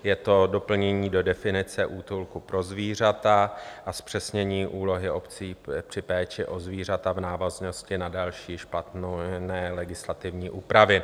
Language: Czech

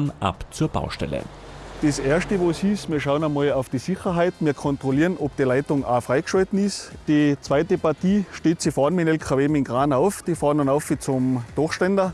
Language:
German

